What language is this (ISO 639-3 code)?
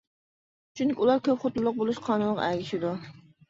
uig